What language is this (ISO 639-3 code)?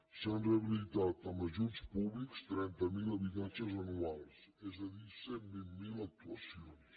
cat